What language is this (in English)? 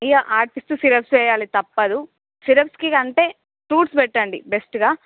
Telugu